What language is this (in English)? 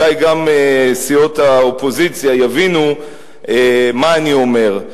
Hebrew